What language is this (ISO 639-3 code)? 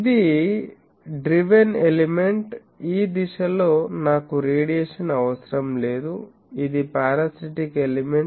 tel